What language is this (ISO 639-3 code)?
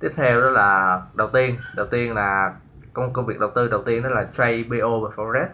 vie